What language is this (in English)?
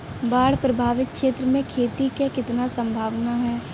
Bhojpuri